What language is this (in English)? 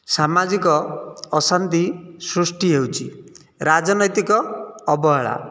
Odia